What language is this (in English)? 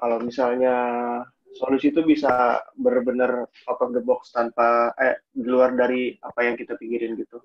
Indonesian